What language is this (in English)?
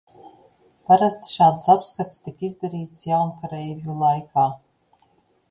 Latvian